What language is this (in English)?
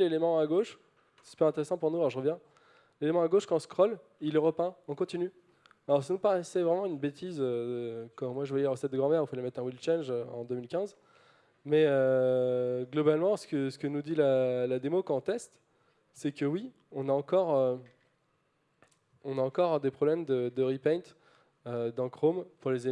French